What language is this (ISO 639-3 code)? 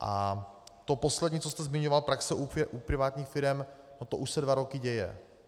ces